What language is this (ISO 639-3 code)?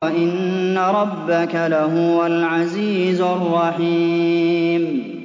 ara